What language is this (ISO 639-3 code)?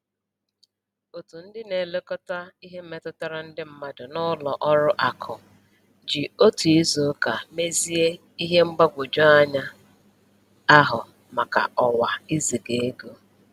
ibo